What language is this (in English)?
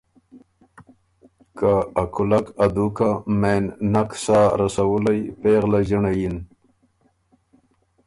Ormuri